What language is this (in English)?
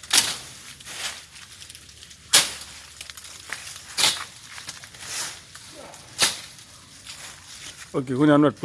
French